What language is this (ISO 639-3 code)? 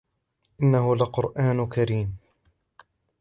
ara